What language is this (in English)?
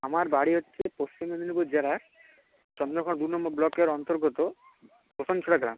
Bangla